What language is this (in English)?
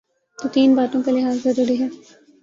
Urdu